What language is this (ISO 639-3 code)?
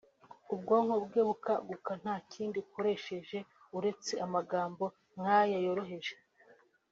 kin